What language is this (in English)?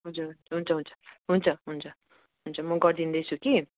Nepali